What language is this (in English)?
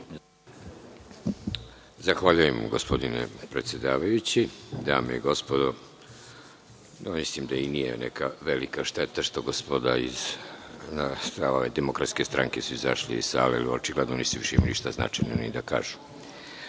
Serbian